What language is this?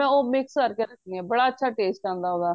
Punjabi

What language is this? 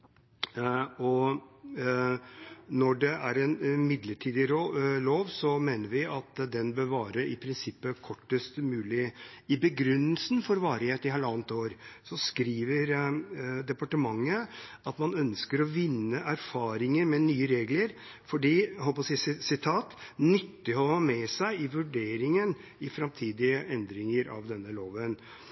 Norwegian Bokmål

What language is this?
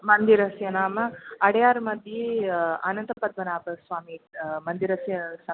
Sanskrit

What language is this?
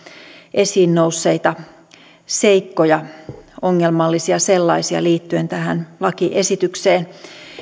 Finnish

